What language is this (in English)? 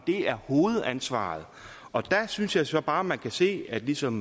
Danish